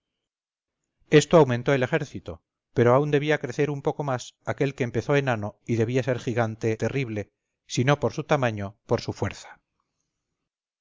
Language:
Spanish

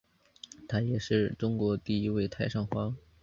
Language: Chinese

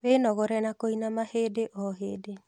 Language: Kikuyu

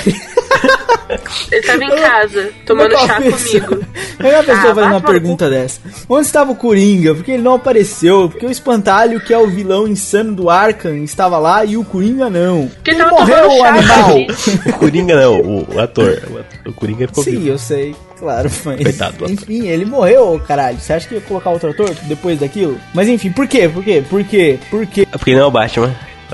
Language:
Portuguese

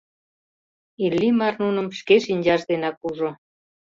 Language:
Mari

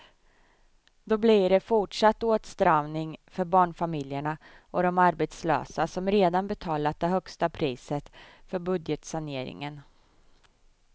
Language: Swedish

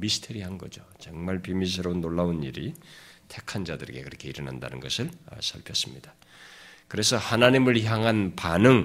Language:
Korean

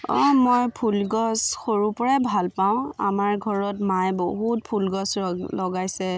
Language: Assamese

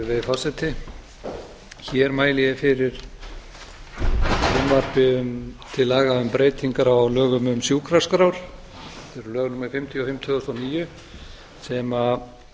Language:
Icelandic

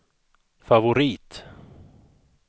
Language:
Swedish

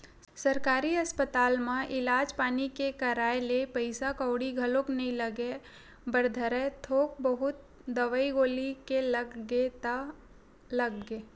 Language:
Chhattisgarhi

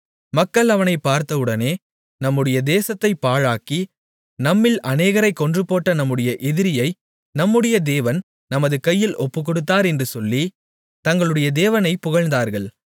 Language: Tamil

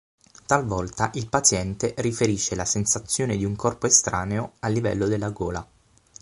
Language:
Italian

